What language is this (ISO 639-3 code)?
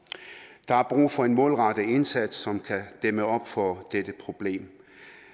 dan